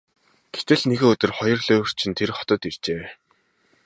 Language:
Mongolian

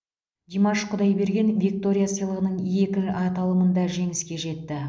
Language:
Kazakh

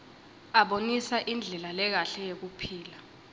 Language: Swati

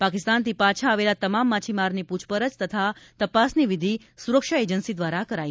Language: Gujarati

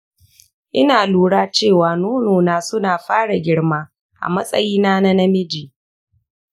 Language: Hausa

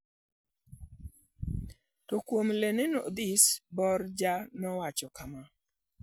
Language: Luo (Kenya and Tanzania)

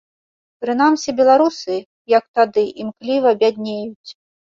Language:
Belarusian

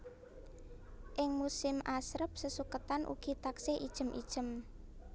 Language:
Javanese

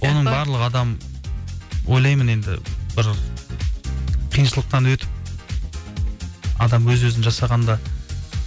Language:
Kazakh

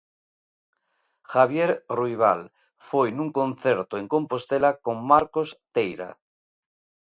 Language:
Galician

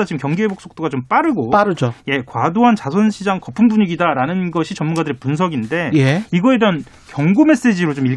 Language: Korean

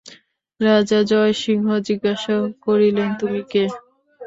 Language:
Bangla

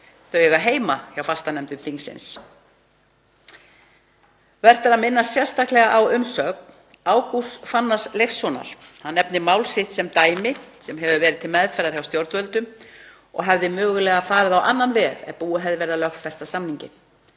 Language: Icelandic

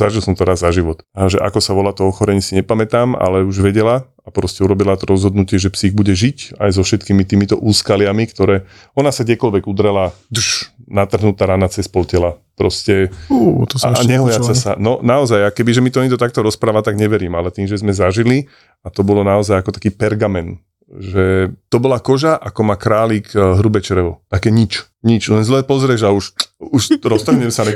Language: Slovak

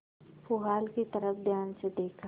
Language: Hindi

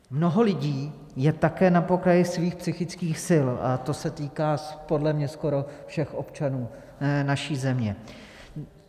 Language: Czech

